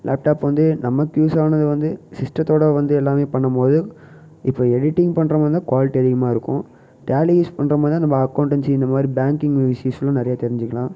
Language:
Tamil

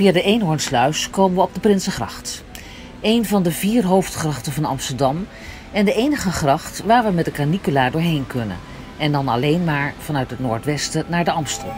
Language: Dutch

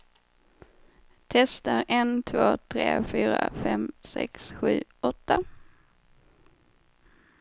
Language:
Swedish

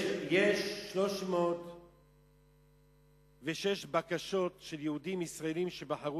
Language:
Hebrew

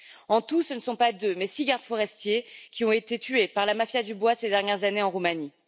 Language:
French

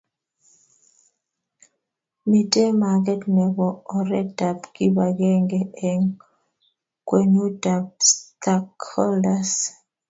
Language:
Kalenjin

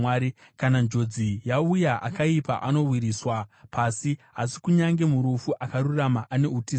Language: Shona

